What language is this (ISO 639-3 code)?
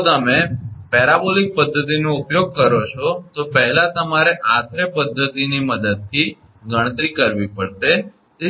guj